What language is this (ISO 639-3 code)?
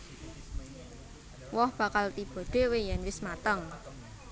jav